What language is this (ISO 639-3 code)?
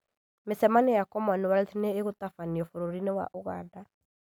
kik